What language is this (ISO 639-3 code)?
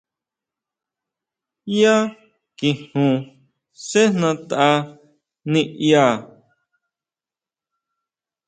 mau